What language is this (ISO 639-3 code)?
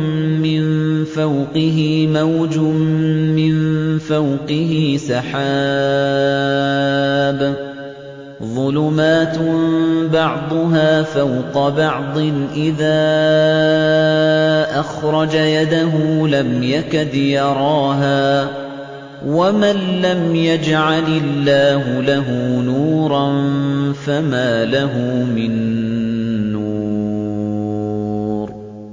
ara